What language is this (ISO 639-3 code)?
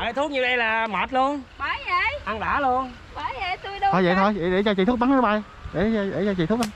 vie